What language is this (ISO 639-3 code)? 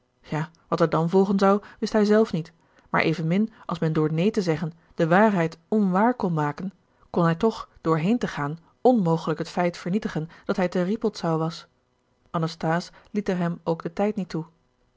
nld